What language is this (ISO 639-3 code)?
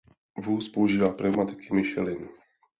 ces